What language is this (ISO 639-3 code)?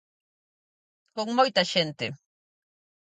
glg